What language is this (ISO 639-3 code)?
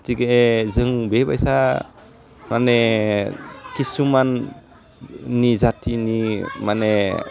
brx